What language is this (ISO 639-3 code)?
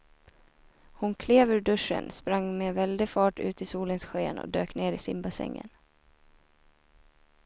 swe